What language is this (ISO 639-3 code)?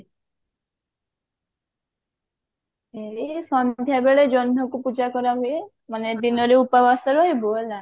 ori